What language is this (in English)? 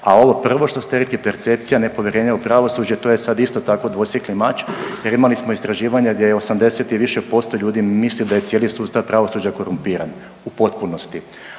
Croatian